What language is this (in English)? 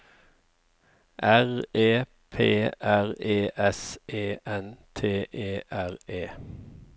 Norwegian